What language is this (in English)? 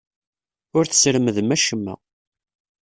Kabyle